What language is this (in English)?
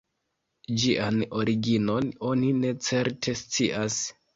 Esperanto